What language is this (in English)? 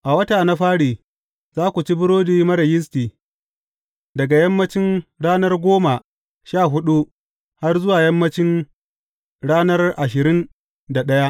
Hausa